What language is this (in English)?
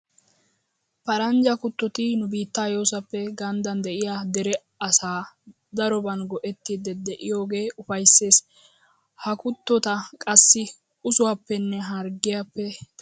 Wolaytta